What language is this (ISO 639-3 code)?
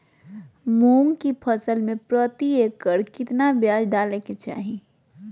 mag